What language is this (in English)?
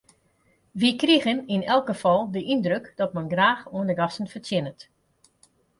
Western Frisian